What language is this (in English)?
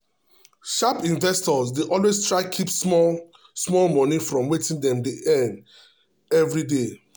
Nigerian Pidgin